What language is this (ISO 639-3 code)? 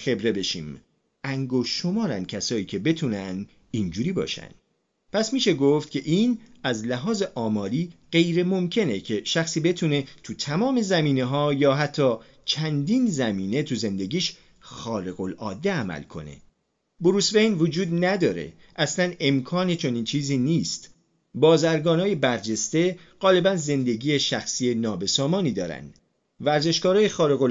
fas